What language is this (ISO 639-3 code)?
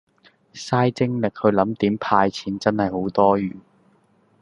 yue